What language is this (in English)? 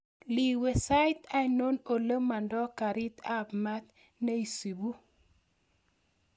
Kalenjin